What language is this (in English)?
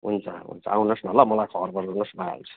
Nepali